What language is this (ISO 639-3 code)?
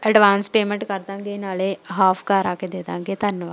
pan